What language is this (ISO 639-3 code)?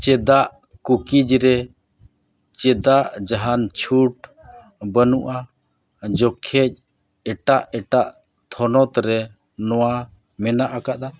sat